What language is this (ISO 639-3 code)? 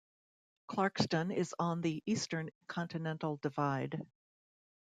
eng